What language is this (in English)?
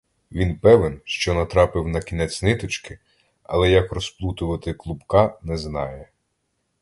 Ukrainian